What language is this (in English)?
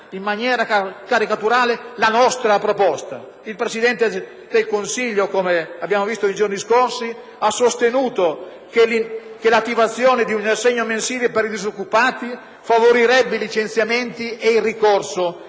Italian